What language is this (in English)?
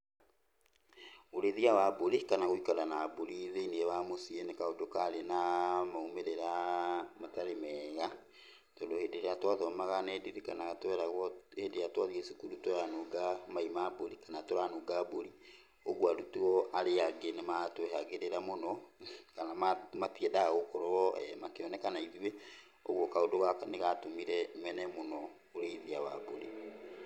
Kikuyu